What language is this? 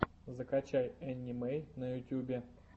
Russian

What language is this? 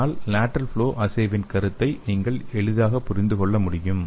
Tamil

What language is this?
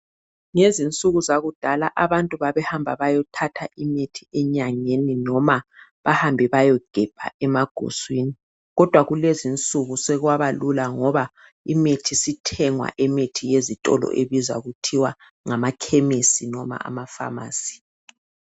North Ndebele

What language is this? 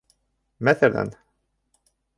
Bashkir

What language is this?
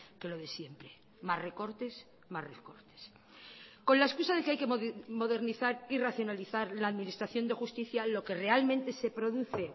Spanish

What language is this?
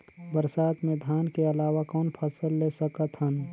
Chhattisgarhi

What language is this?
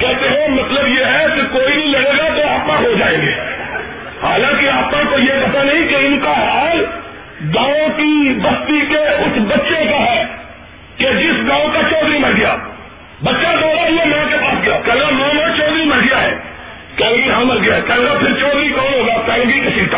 Urdu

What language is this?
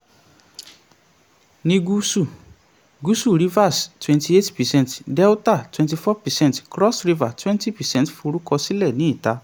Yoruba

